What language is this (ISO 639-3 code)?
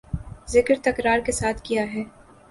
urd